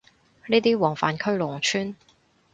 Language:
Cantonese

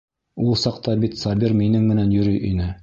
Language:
Bashkir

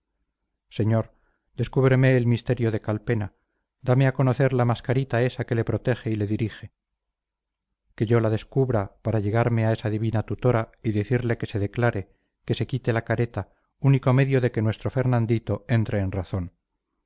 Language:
Spanish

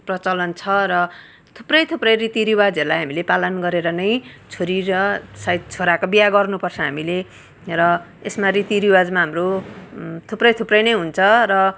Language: Nepali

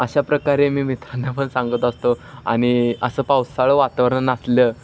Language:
Marathi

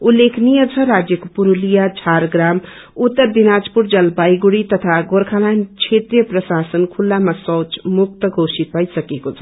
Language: Nepali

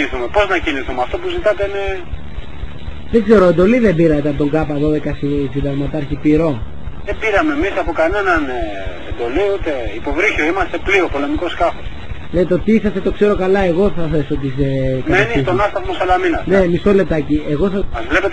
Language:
Greek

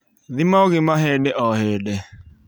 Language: Kikuyu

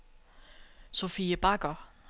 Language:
Danish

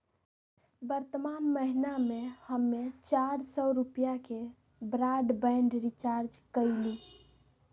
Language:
Magahi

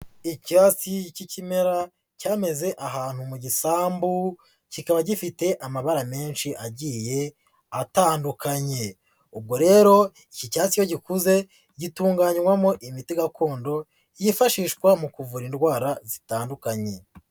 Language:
Kinyarwanda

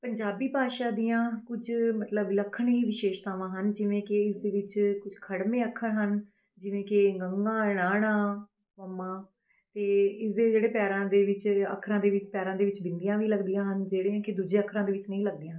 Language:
Punjabi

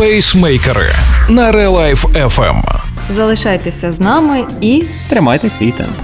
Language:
Ukrainian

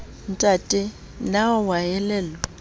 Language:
Southern Sotho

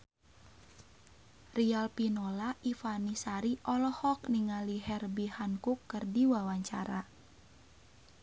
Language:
Sundanese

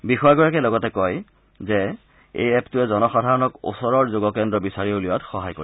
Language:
Assamese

